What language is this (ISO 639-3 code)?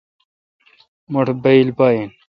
xka